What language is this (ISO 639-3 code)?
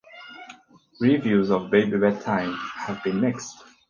eng